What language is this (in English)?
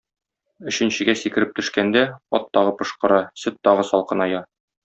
Tatar